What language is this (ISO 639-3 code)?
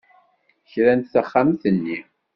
kab